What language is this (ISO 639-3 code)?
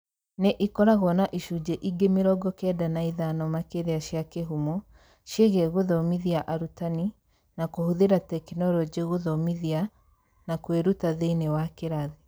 kik